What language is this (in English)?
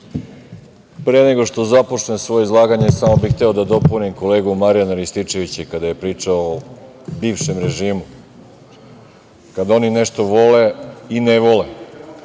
Serbian